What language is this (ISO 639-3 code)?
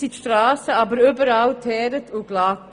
gsw